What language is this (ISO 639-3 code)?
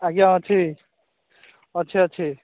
ori